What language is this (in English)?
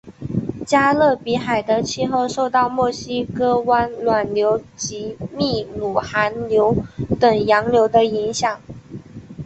Chinese